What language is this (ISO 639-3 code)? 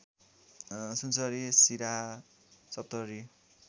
nep